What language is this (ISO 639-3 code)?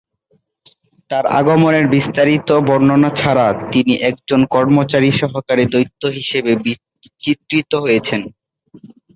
ben